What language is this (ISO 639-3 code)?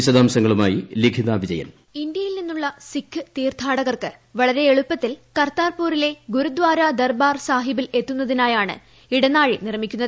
mal